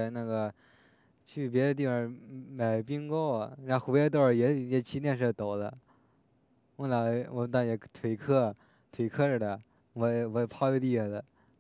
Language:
Chinese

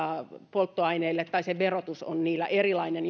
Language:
Finnish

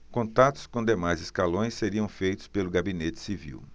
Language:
Portuguese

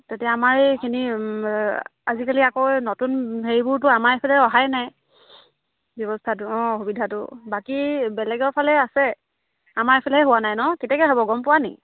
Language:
Assamese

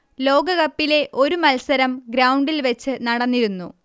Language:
Malayalam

